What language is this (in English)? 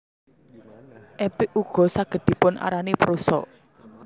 Javanese